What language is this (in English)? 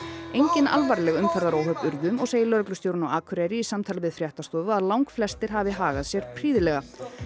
Icelandic